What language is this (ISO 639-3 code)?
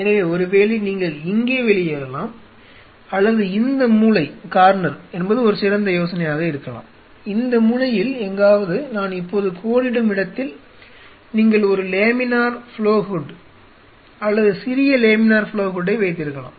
tam